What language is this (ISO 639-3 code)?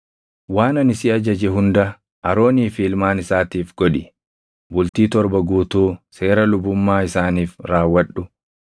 orm